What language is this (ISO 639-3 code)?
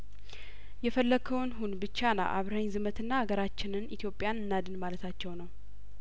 amh